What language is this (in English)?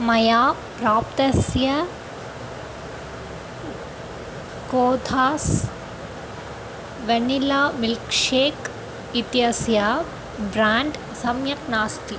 Sanskrit